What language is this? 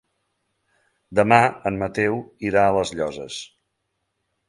Catalan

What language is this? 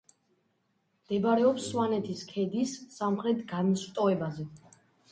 Georgian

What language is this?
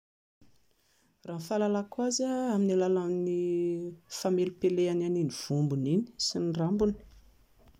Malagasy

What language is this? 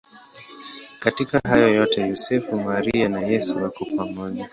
Swahili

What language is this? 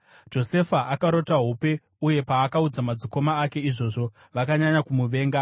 Shona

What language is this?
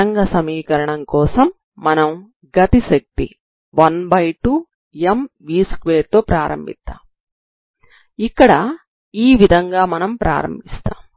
Telugu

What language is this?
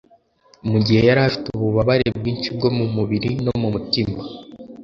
Kinyarwanda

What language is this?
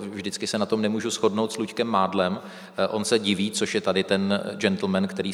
Czech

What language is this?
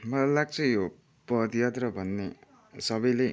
Nepali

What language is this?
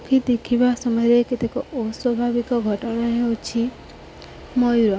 Odia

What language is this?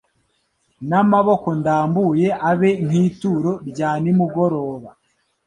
Kinyarwanda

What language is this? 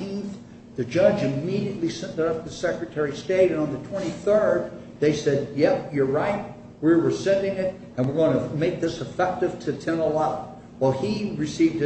English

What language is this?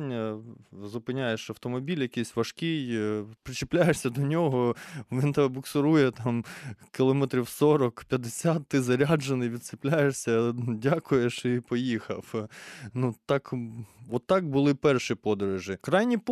Ukrainian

